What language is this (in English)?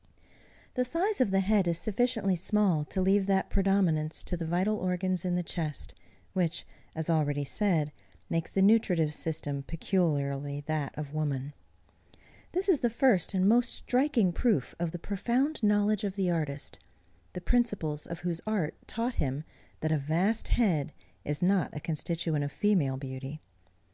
English